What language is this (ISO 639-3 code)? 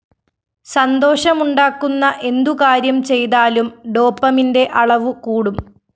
mal